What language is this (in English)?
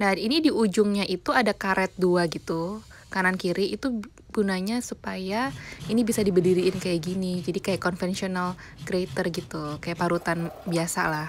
Indonesian